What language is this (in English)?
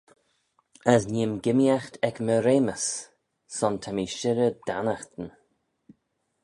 Manx